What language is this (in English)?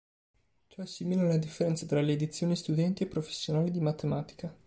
Italian